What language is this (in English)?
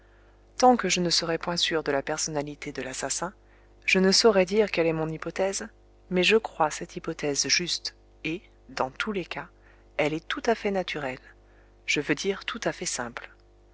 French